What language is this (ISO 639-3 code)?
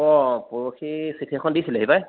asm